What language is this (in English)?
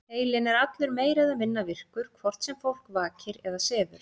Icelandic